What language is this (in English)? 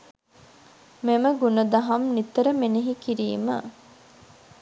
Sinhala